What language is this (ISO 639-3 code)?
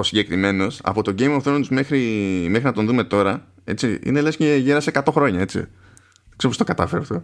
ell